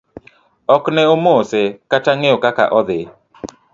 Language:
Luo (Kenya and Tanzania)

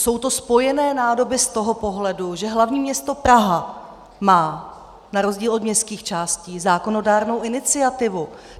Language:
Czech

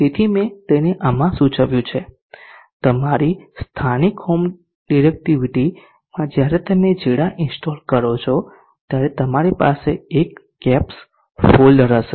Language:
Gujarati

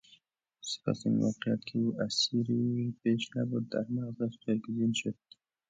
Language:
Persian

